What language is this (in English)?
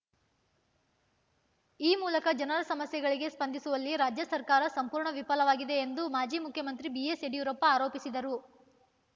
Kannada